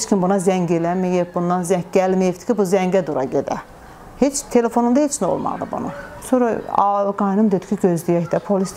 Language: Turkish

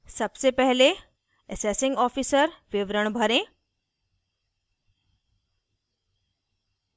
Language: Hindi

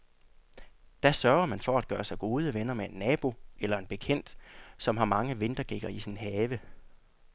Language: Danish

